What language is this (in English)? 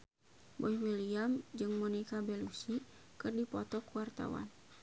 Sundanese